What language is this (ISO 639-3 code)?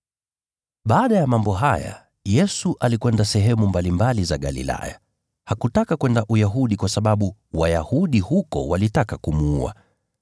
swa